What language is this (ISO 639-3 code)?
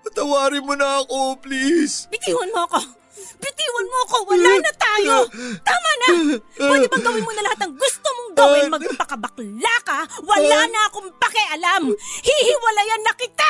fil